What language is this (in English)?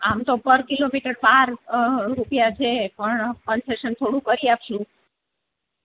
Gujarati